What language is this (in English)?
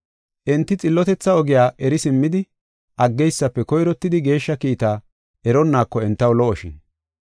Gofa